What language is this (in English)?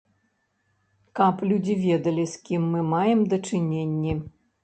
Belarusian